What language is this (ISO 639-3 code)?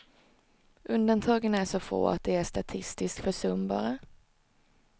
swe